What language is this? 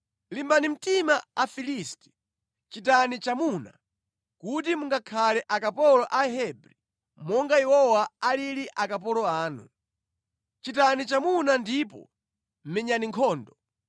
Nyanja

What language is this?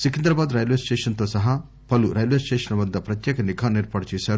Telugu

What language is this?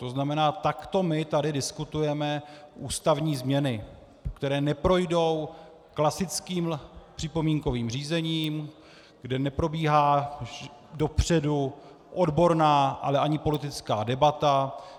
Czech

